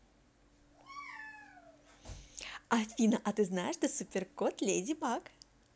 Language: Russian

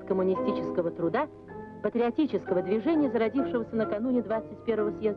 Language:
Russian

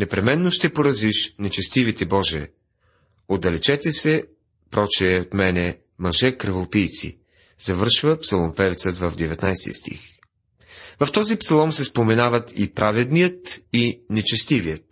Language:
Bulgarian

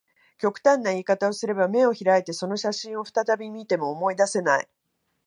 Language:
Japanese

